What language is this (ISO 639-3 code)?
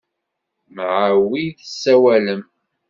kab